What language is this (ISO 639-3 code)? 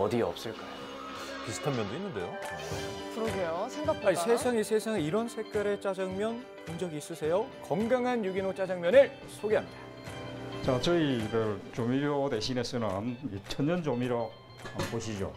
kor